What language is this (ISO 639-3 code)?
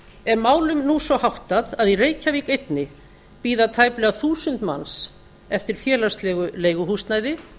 isl